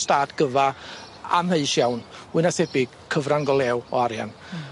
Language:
Welsh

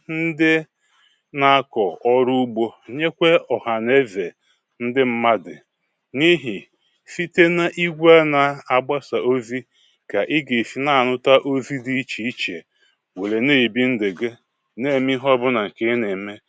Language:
Igbo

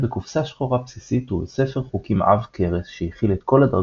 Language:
Hebrew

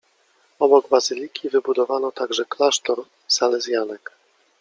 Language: Polish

